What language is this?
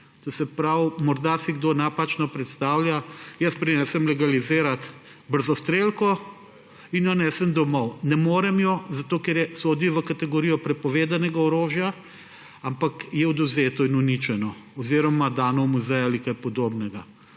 Slovenian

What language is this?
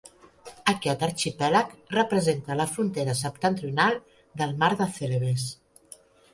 Catalan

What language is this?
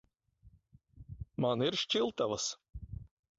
Latvian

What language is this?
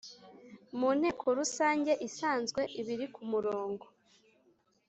Kinyarwanda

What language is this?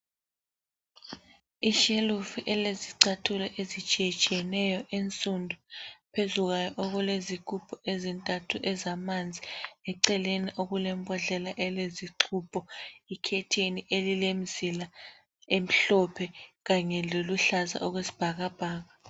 North Ndebele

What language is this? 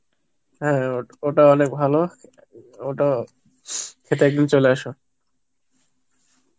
Bangla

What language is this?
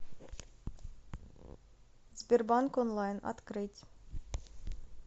Russian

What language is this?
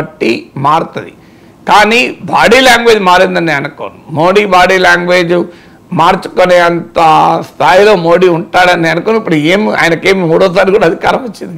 Telugu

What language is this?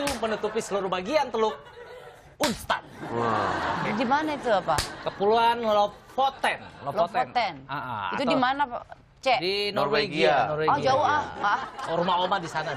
Indonesian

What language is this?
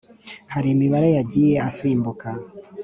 Kinyarwanda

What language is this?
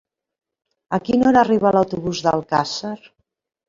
Catalan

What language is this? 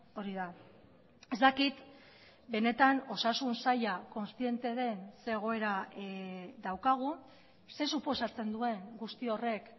Basque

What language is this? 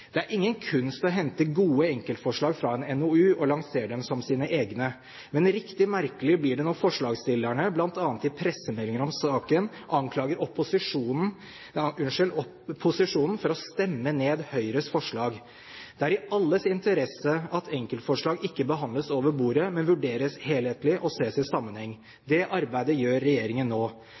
Norwegian Bokmål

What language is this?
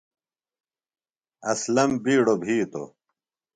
Phalura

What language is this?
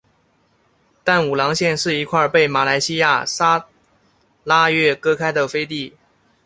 Chinese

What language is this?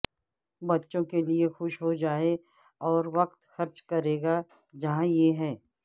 Urdu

